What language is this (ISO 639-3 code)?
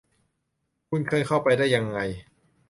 tha